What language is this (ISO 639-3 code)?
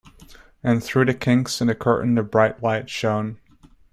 eng